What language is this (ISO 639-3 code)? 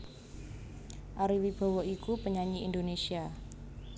jav